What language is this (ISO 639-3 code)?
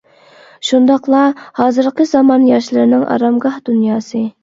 uig